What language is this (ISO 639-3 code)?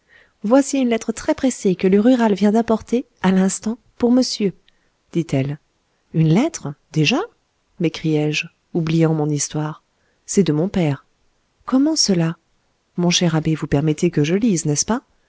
fra